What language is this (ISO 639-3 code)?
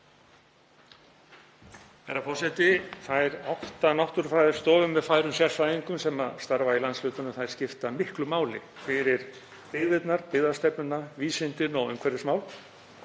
isl